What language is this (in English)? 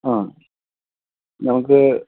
Malayalam